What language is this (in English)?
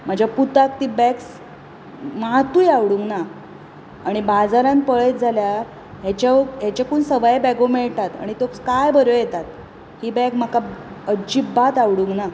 Konkani